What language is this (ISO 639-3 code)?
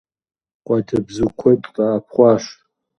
kbd